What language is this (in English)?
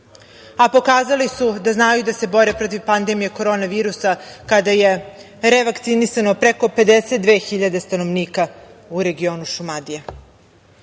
Serbian